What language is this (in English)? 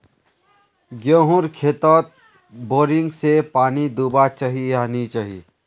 Magahi